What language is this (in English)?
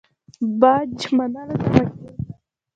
Pashto